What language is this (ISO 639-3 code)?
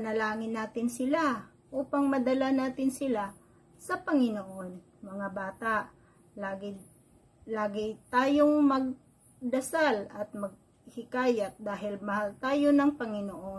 fil